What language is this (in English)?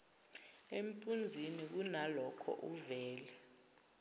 Zulu